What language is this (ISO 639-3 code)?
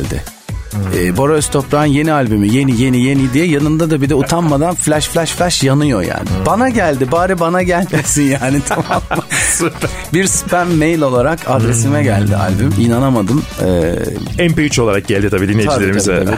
tur